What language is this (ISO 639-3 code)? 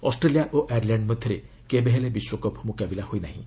ori